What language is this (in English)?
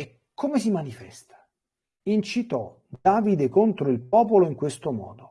Italian